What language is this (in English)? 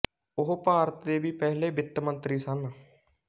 Punjabi